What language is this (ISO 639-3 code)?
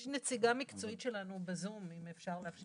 heb